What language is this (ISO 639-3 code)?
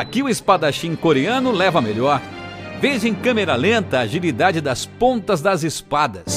por